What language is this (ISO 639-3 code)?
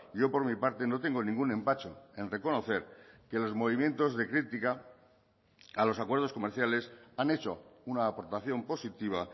spa